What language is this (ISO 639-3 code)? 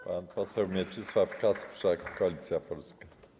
pol